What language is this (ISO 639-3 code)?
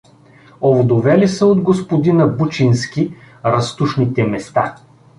bul